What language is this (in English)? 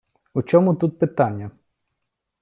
Ukrainian